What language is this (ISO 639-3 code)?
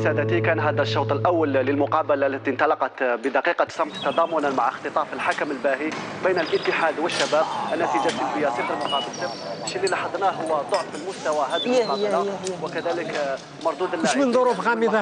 ara